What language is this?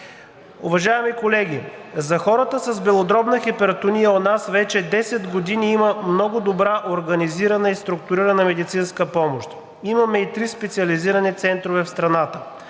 Bulgarian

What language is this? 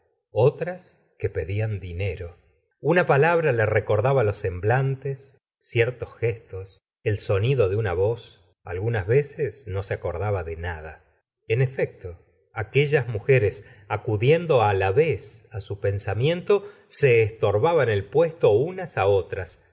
Spanish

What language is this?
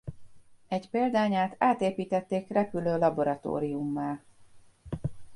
Hungarian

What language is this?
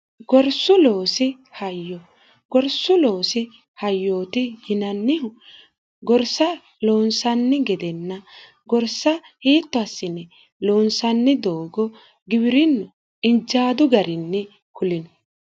Sidamo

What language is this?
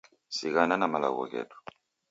Taita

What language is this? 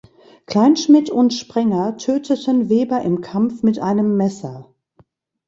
German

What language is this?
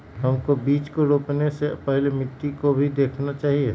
Magahi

